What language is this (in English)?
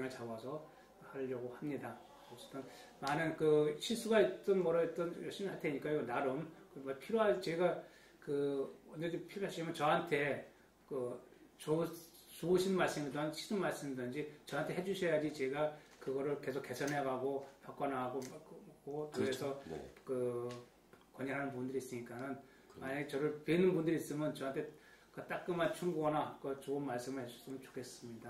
Korean